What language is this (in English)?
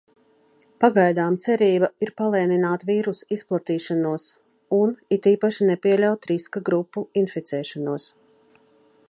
Latvian